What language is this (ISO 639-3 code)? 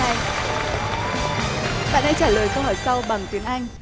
vie